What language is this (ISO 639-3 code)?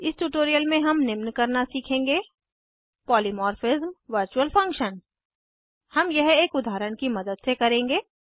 hin